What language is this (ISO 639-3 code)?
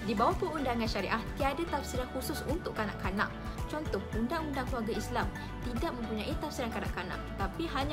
msa